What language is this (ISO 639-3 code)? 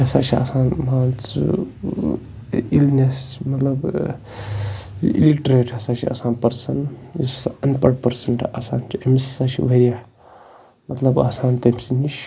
kas